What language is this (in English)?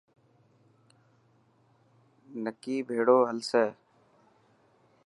Dhatki